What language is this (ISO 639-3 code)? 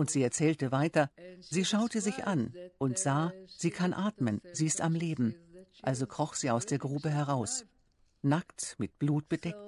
deu